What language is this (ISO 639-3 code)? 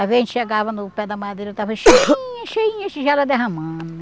por